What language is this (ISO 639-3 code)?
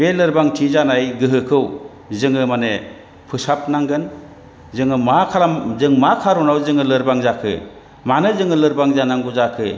brx